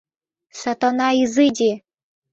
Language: Mari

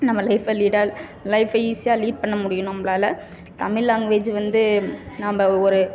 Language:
Tamil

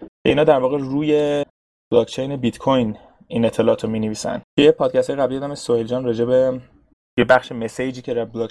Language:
Persian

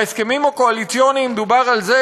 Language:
Hebrew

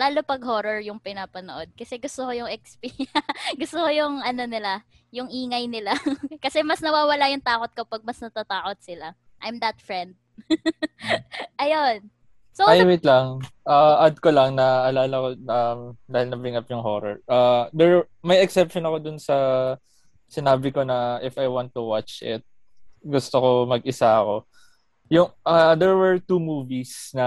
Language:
Filipino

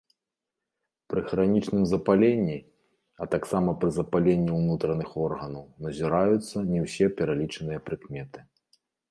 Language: Belarusian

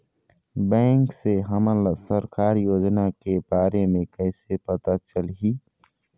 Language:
Chhattisgarhi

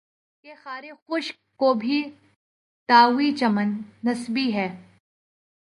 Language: Urdu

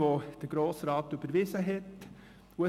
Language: Swiss German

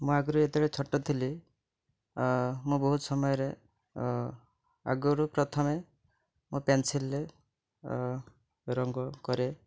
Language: Odia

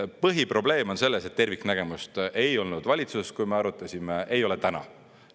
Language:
Estonian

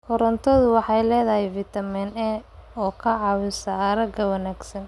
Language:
Somali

